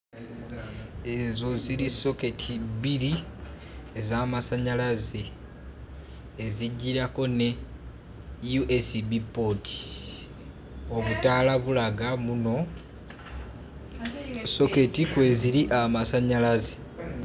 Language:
Ganda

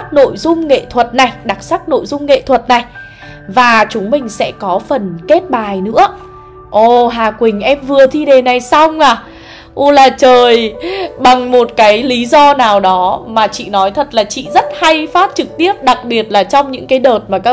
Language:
Vietnamese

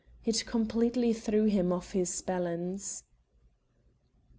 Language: English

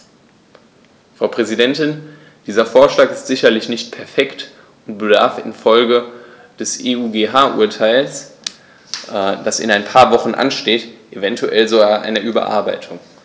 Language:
German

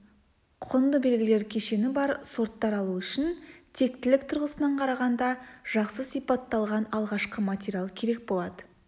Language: Kazakh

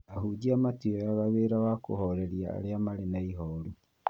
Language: Kikuyu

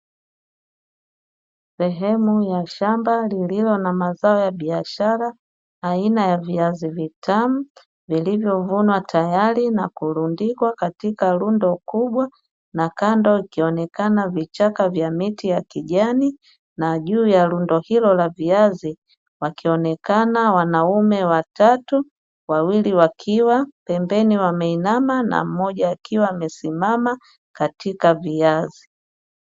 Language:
Swahili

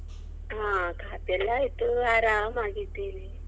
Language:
Kannada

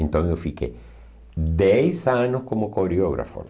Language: Portuguese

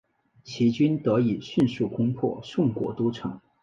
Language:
Chinese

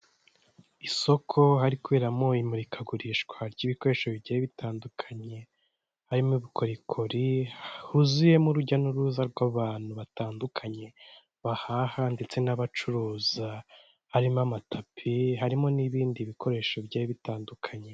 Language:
Kinyarwanda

